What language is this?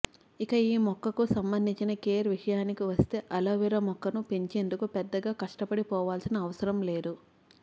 Telugu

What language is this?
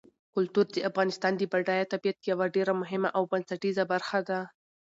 Pashto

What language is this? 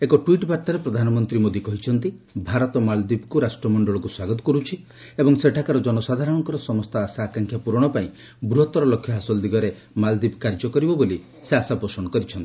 Odia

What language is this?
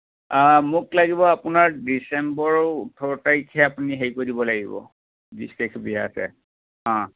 Assamese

